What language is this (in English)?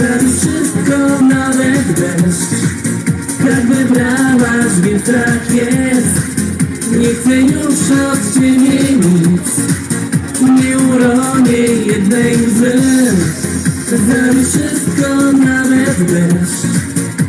Polish